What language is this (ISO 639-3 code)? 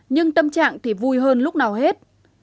vie